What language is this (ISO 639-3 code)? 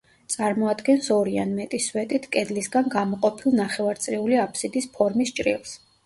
kat